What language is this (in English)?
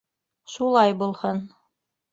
Bashkir